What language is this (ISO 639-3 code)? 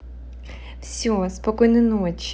rus